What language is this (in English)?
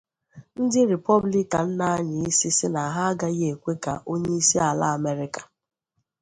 Igbo